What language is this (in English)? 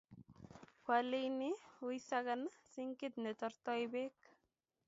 Kalenjin